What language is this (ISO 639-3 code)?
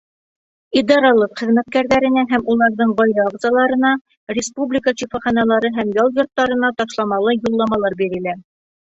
bak